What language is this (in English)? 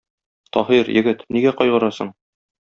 Tatar